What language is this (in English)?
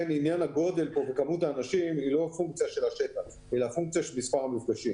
Hebrew